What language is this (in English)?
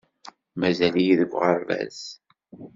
Kabyle